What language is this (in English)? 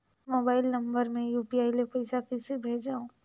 Chhattisgarhi